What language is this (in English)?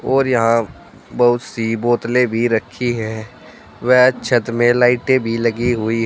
Hindi